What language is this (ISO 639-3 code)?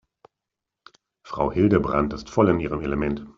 deu